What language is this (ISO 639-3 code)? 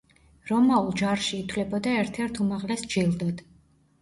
kat